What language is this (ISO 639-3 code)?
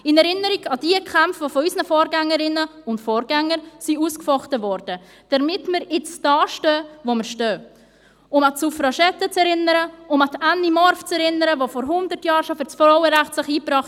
gsw